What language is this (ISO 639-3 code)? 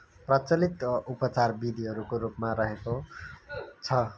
nep